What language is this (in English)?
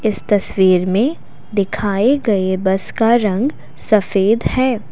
Hindi